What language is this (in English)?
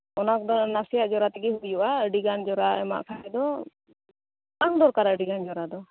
Santali